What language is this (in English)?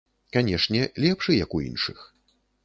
Belarusian